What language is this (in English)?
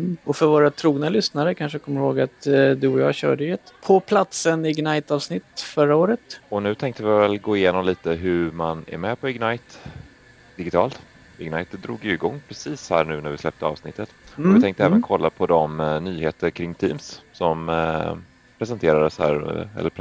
Swedish